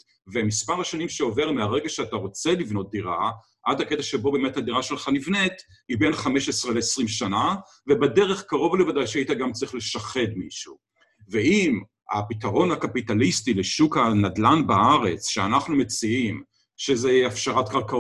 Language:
Hebrew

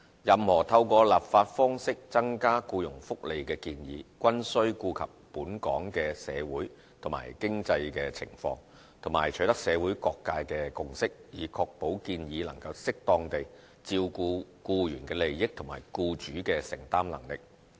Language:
Cantonese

